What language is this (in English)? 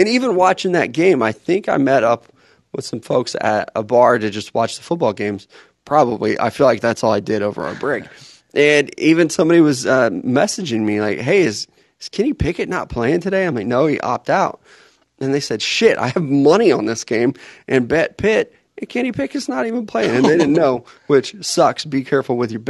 English